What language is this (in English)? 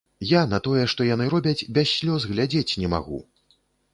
Belarusian